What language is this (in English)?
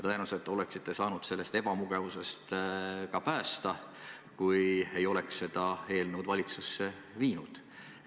Estonian